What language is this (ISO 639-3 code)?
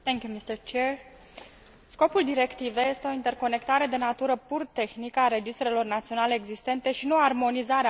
ron